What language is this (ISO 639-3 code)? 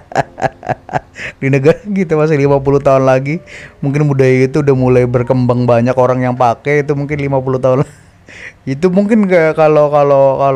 ind